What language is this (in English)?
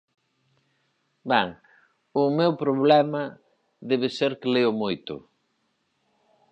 Galician